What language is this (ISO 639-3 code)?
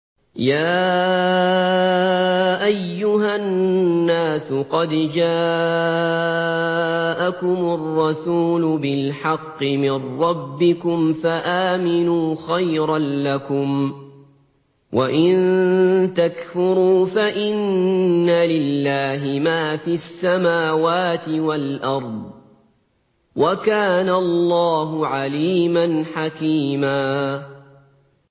ara